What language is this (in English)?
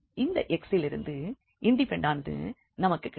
Tamil